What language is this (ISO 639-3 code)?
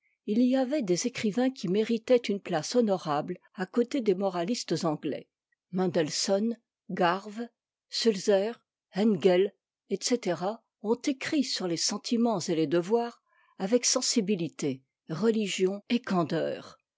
fra